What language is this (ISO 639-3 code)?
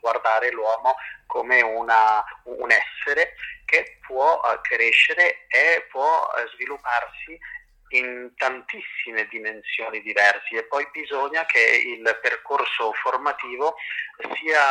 ita